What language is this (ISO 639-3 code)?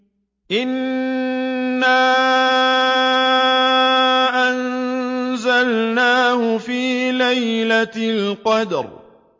ara